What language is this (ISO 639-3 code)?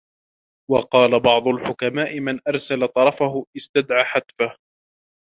ara